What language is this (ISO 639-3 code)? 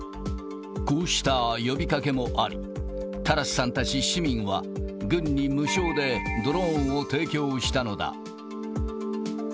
jpn